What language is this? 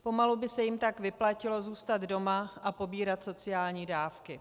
Czech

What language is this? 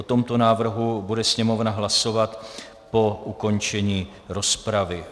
Czech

